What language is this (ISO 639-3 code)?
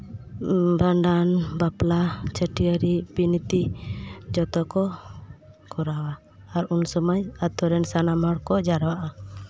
sat